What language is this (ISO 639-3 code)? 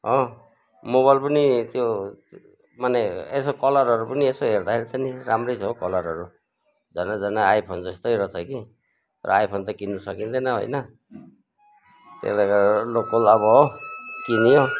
nep